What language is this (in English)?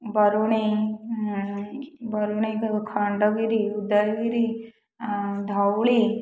Odia